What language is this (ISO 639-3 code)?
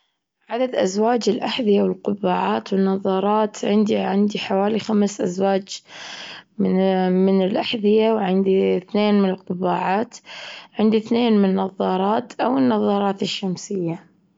afb